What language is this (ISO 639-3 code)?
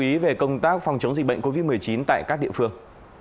vie